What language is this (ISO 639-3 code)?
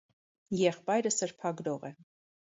hye